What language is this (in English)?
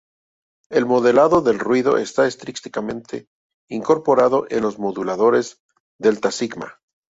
Spanish